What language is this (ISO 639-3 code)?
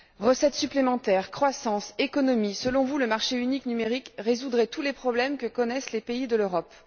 fra